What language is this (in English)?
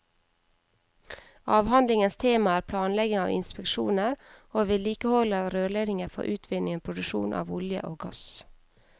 Norwegian